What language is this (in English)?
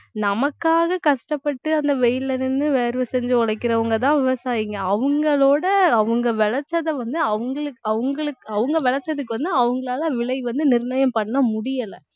Tamil